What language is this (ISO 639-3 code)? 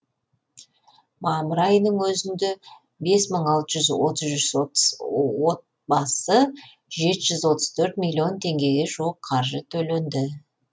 kaz